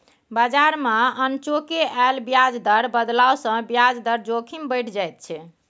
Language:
Maithili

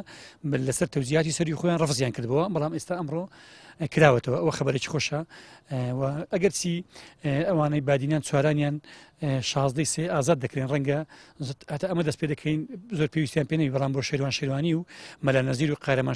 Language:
Arabic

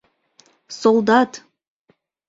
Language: Mari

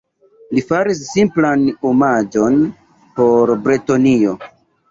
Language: Esperanto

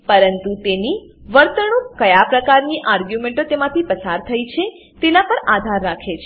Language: Gujarati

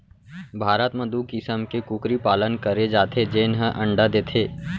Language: Chhattisgarhi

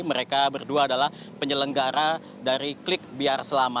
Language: Indonesian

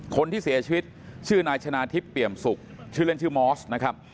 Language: Thai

